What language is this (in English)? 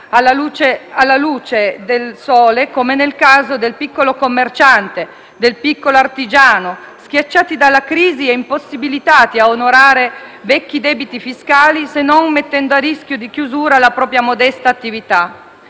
Italian